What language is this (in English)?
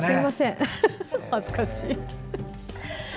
Japanese